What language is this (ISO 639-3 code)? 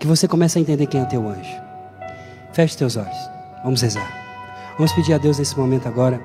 por